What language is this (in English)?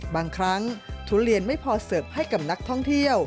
Thai